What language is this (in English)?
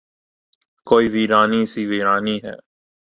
Urdu